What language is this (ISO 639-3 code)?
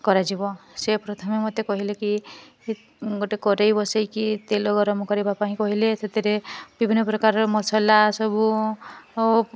ori